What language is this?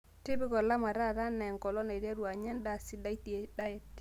Masai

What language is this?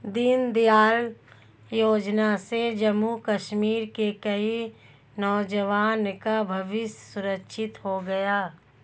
Hindi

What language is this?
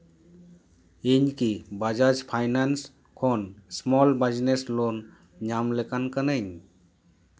Santali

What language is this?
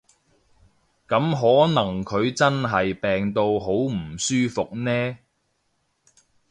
Cantonese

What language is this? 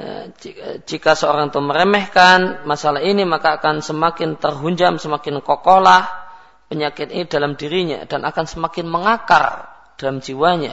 Malay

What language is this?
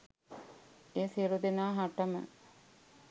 Sinhala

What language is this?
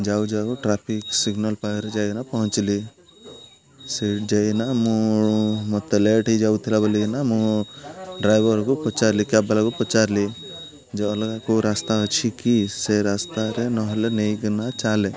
Odia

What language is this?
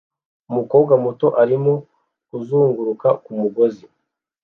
Kinyarwanda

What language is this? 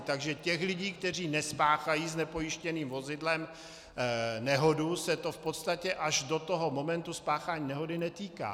Czech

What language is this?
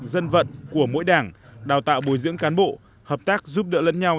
Vietnamese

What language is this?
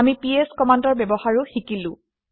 Assamese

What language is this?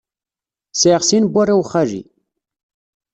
Kabyle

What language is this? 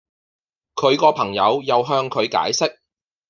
Cantonese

